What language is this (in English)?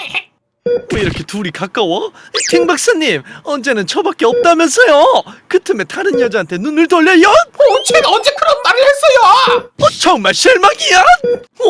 Korean